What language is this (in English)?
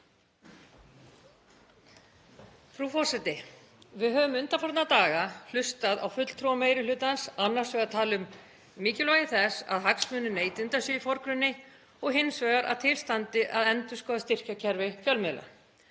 Icelandic